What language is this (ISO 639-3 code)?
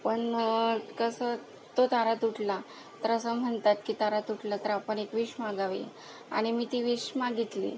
mar